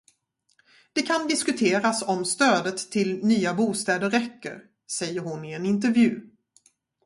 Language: Swedish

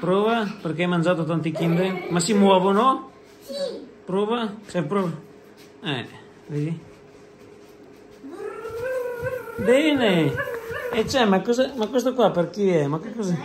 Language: Italian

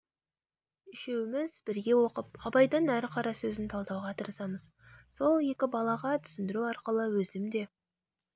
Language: Kazakh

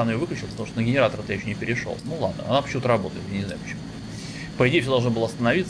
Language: Russian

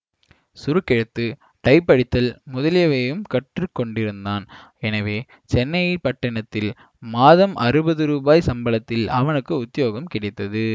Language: Tamil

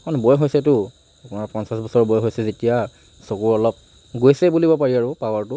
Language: Assamese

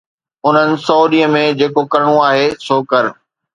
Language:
Sindhi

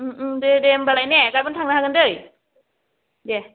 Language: Bodo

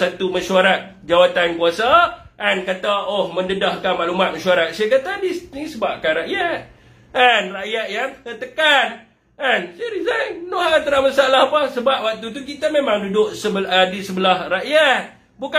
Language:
Malay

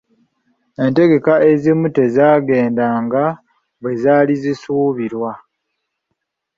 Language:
Ganda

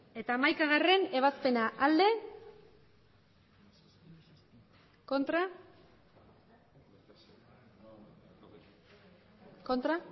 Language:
Basque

